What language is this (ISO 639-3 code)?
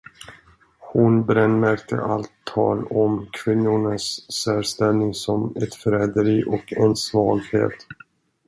swe